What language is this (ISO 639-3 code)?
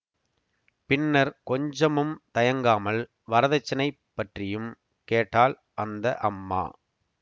tam